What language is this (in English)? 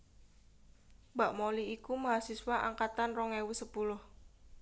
Javanese